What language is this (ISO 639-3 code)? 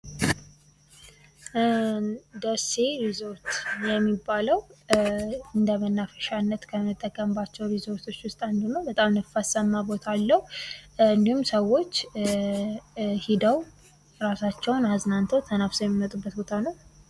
amh